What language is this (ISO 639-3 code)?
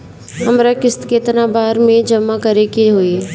bho